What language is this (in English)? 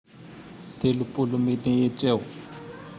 Tandroy-Mahafaly Malagasy